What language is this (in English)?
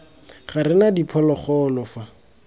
Tswana